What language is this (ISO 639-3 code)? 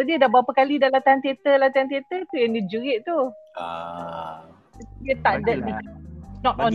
msa